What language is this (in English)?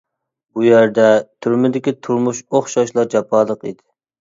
Uyghur